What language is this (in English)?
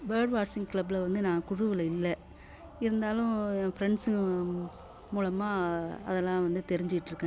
Tamil